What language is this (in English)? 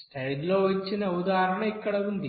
Telugu